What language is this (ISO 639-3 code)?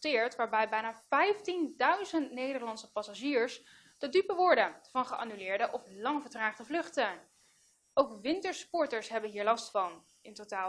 nld